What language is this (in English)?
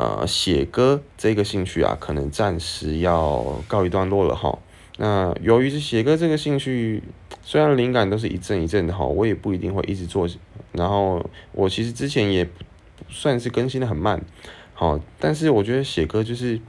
Chinese